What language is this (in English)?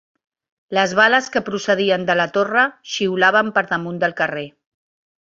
Catalan